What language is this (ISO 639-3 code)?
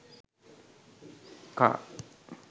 sin